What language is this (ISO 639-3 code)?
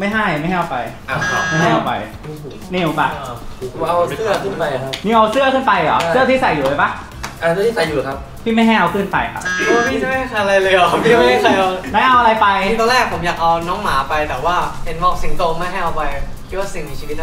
tha